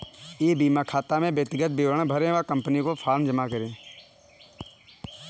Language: Hindi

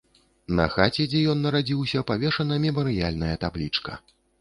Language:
Belarusian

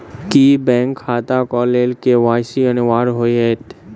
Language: Maithili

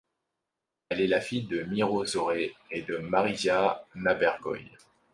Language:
French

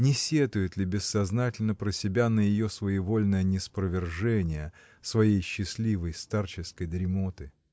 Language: Russian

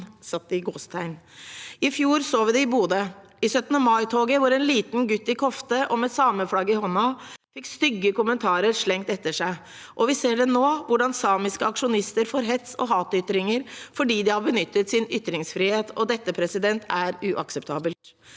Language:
Norwegian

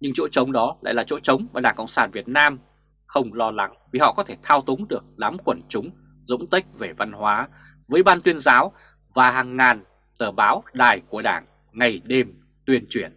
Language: Vietnamese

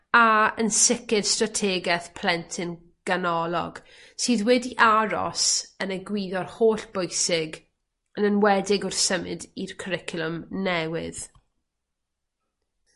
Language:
Welsh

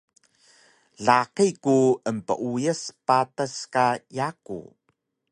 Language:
Taroko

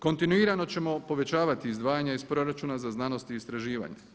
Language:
Croatian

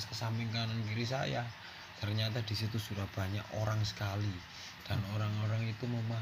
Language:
Indonesian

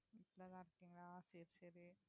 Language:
Tamil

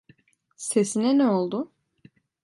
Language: Turkish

